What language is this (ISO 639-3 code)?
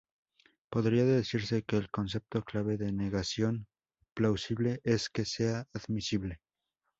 spa